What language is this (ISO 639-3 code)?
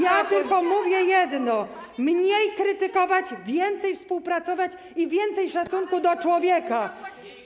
pol